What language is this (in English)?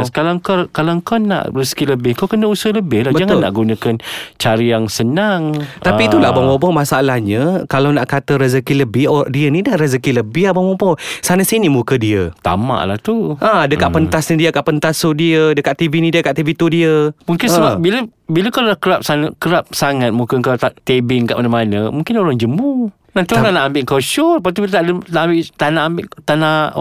Malay